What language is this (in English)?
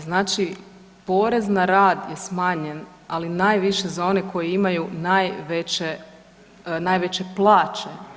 Croatian